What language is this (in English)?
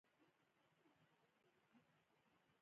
Pashto